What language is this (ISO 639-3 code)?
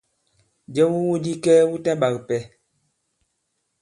abb